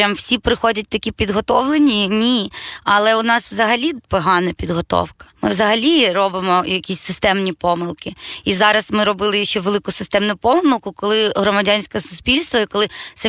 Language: Ukrainian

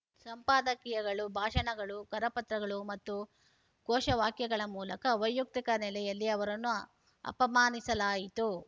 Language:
Kannada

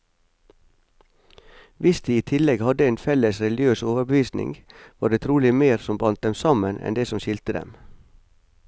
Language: Norwegian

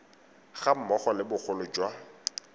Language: Tswana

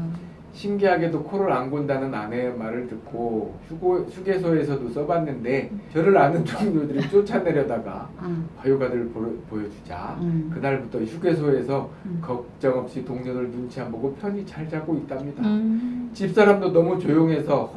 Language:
Korean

